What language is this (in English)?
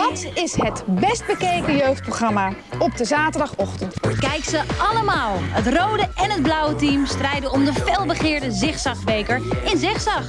Dutch